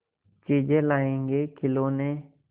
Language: Hindi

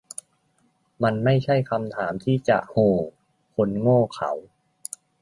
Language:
Thai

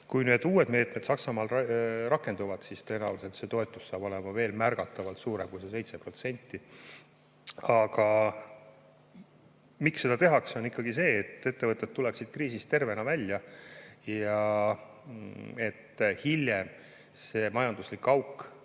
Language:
Estonian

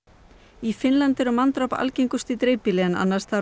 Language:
Icelandic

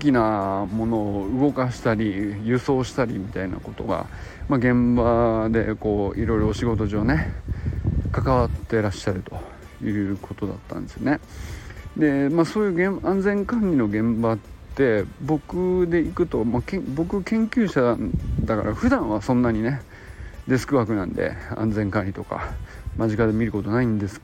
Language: Japanese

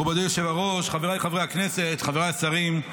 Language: Hebrew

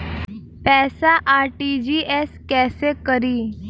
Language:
Bhojpuri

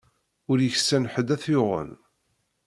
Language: Kabyle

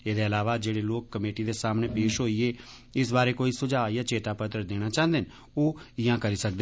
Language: Dogri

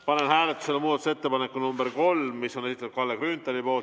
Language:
Estonian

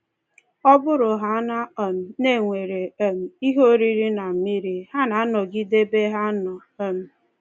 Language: Igbo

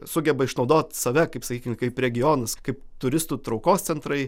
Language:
Lithuanian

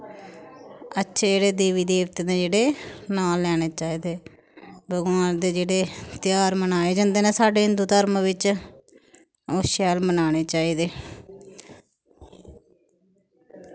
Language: Dogri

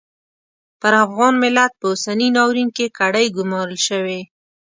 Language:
Pashto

